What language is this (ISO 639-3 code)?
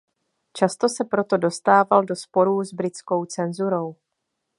ces